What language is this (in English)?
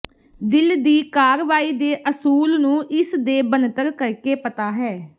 Punjabi